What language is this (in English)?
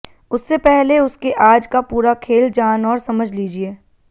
Hindi